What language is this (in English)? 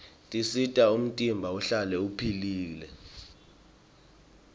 Swati